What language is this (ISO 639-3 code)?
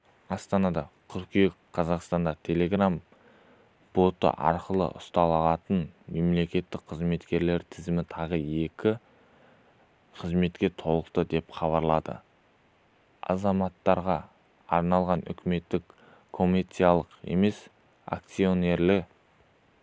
kaz